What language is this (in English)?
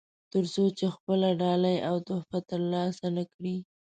Pashto